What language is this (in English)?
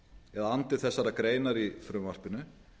Icelandic